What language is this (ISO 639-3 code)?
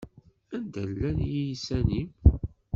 kab